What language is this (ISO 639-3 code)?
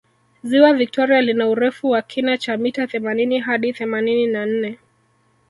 swa